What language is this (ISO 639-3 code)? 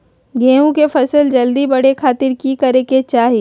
mag